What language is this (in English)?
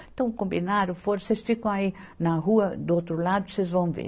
Portuguese